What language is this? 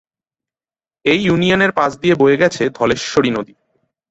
Bangla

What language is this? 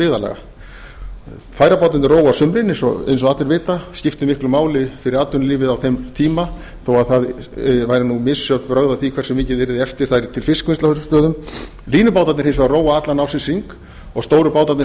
Icelandic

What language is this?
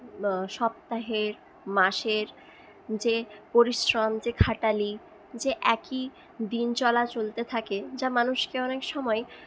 Bangla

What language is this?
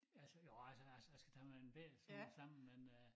Danish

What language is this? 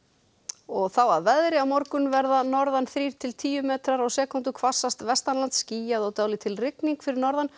Icelandic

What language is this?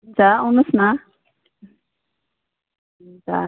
Nepali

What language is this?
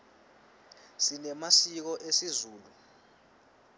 Swati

